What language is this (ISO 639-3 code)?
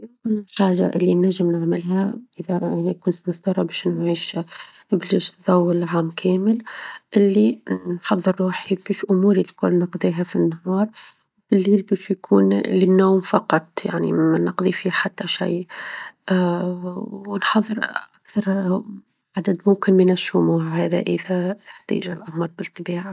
aeb